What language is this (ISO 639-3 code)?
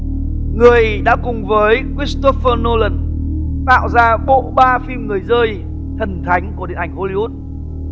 vie